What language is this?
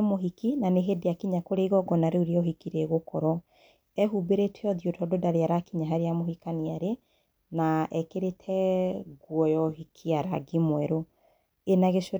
Kikuyu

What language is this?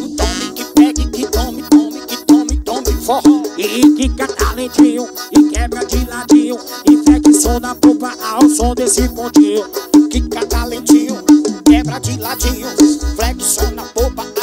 Portuguese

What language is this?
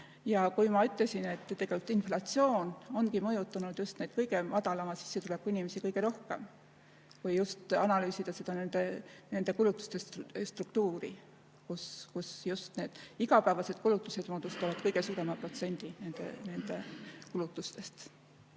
Estonian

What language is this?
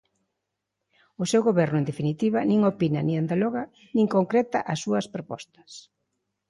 Galician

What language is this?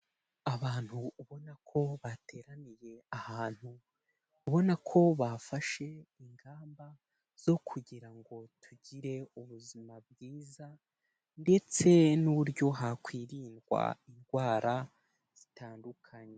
Kinyarwanda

